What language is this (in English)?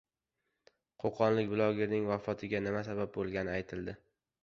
Uzbek